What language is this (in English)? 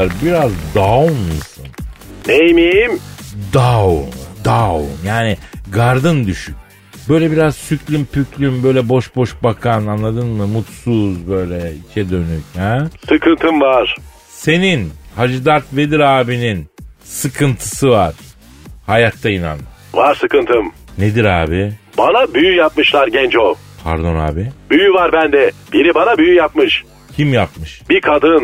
Turkish